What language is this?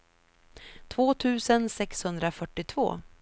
Swedish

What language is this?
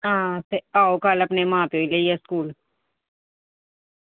Dogri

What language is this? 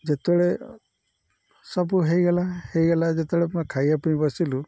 Odia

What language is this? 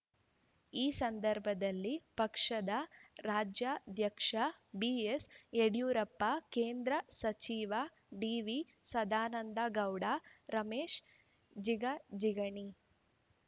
Kannada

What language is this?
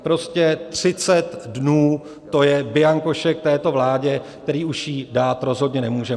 Czech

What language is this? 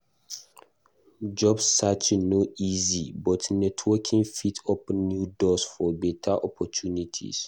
Nigerian Pidgin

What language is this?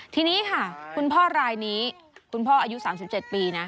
Thai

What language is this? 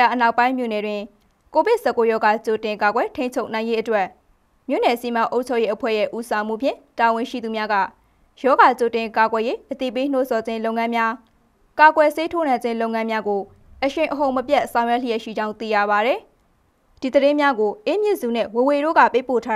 Korean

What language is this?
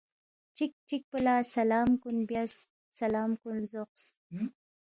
Balti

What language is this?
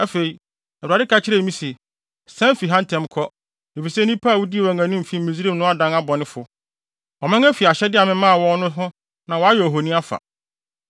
Akan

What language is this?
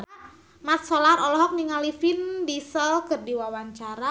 Sundanese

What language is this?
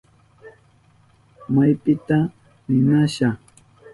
Southern Pastaza Quechua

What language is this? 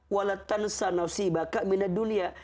Indonesian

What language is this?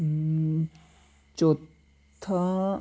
Dogri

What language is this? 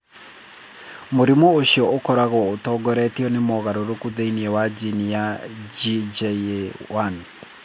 Kikuyu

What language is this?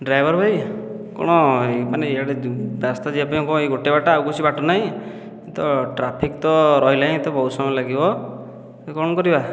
Odia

